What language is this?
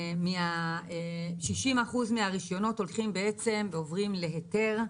Hebrew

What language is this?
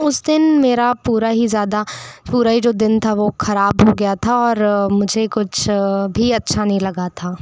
Hindi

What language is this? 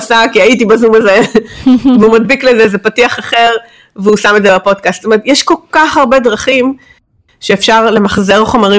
Hebrew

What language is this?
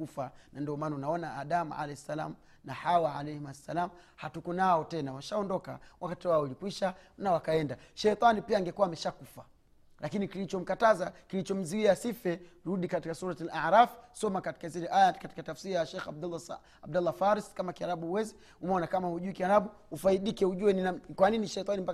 Swahili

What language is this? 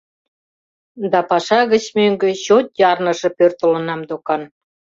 Mari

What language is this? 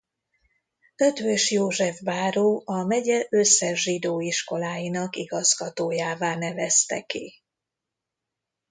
Hungarian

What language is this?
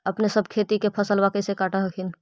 Magahi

